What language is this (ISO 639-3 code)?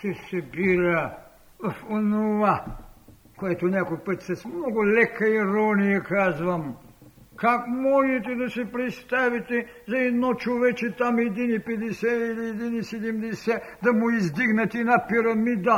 bul